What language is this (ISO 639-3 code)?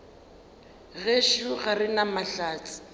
nso